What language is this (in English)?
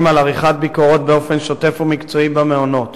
Hebrew